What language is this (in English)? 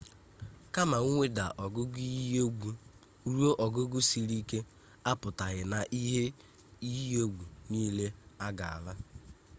Igbo